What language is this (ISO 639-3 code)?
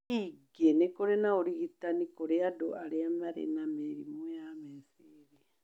kik